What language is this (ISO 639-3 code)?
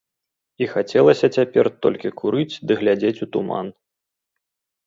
bel